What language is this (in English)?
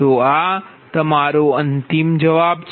Gujarati